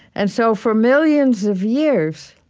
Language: English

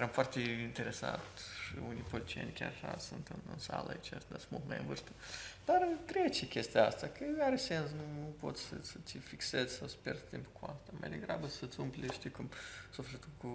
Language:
Romanian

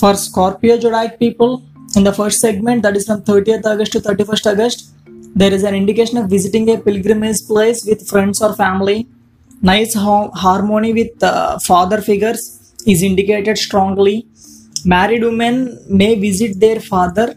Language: English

